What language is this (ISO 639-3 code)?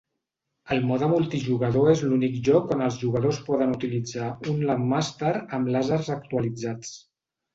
cat